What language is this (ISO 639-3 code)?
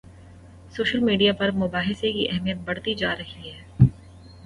urd